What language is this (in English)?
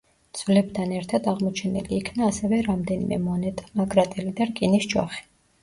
Georgian